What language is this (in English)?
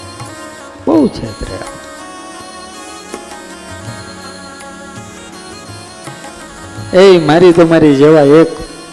Gujarati